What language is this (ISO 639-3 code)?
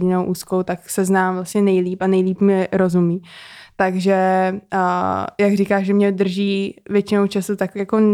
ces